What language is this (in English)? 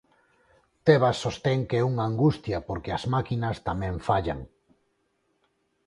Galician